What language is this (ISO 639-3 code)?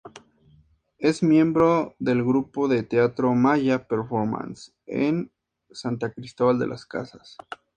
spa